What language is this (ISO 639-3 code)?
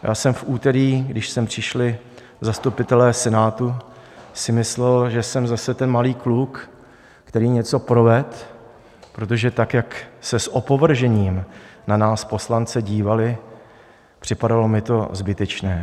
ces